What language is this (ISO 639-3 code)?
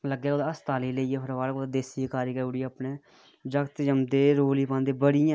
doi